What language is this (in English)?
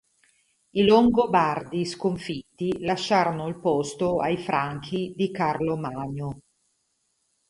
Italian